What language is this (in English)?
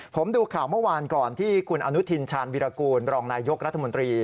Thai